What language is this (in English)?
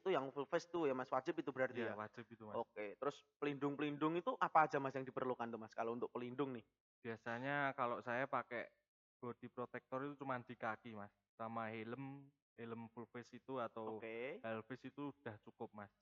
Indonesian